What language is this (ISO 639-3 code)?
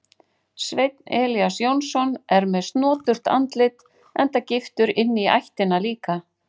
isl